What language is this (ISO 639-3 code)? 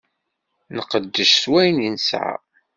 kab